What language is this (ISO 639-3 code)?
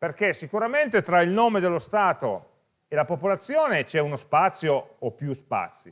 ita